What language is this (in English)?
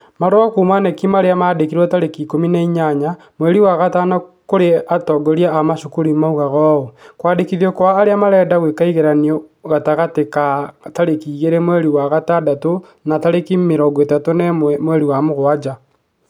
Kikuyu